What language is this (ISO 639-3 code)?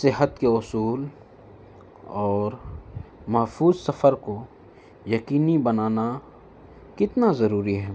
urd